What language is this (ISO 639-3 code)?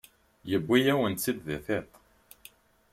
kab